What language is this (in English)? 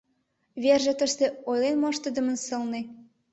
Mari